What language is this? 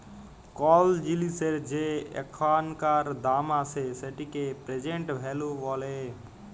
Bangla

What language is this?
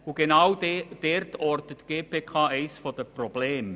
Swiss German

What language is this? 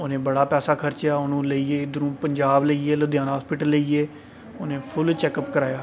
Dogri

